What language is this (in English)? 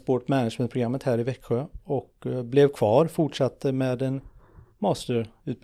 Swedish